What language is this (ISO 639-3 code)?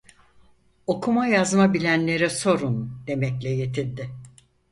tur